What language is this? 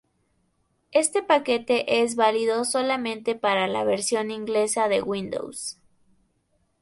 Spanish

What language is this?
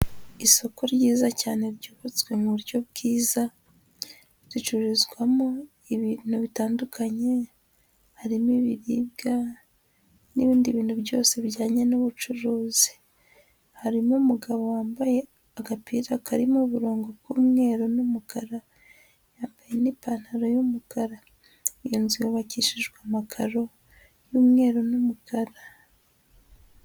Kinyarwanda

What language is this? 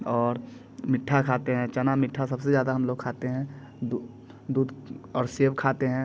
Hindi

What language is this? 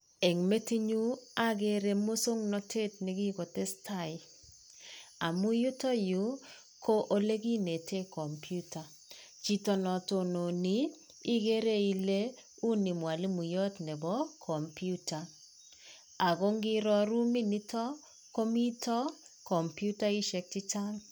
Kalenjin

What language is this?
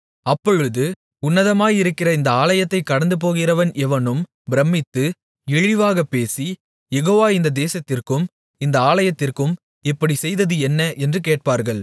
Tamil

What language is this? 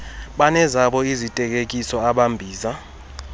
Xhosa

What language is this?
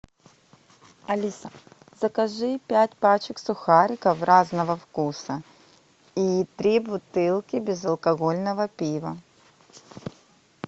Russian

